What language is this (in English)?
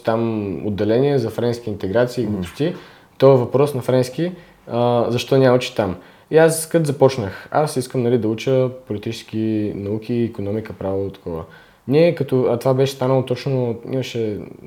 Bulgarian